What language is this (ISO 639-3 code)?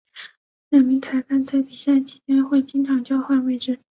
zho